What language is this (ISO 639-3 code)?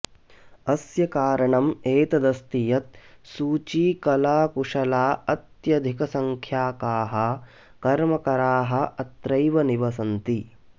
san